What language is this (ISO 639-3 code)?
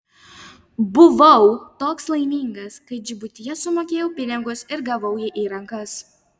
lit